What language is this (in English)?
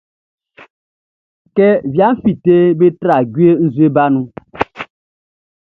Baoulé